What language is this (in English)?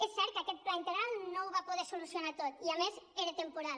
Catalan